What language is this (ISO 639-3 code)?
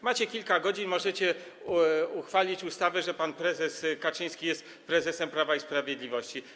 pol